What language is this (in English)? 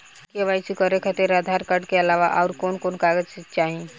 Bhojpuri